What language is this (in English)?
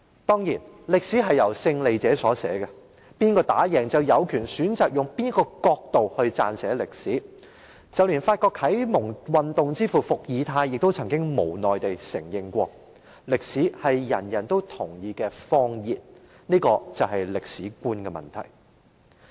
Cantonese